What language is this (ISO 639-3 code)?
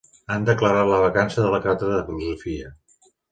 cat